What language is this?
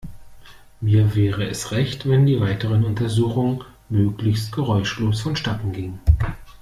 German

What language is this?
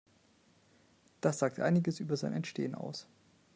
German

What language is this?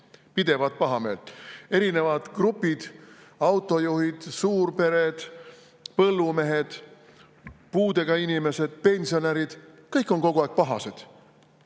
Estonian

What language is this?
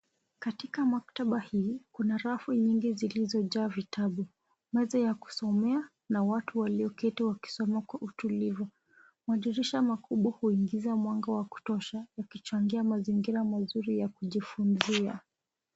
Swahili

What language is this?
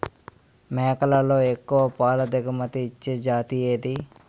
Telugu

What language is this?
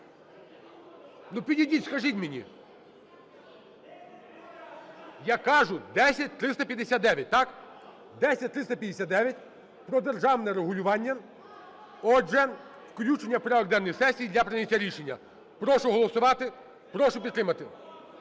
Ukrainian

